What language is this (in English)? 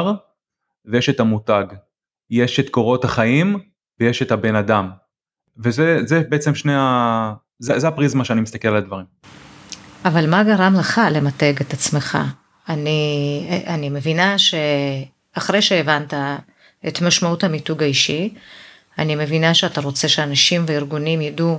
Hebrew